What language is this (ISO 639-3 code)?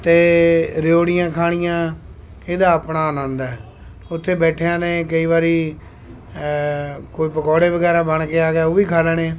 pan